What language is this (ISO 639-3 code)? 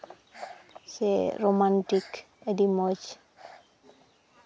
sat